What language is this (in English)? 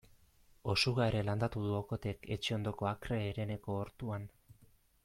Basque